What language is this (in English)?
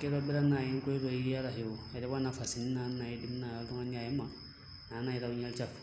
Masai